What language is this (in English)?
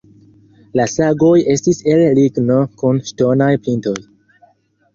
Esperanto